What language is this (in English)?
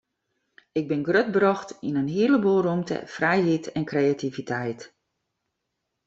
Western Frisian